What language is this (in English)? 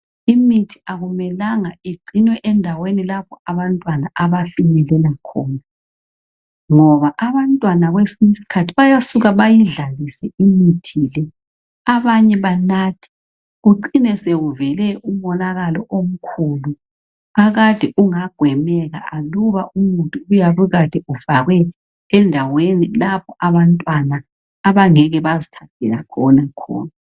North Ndebele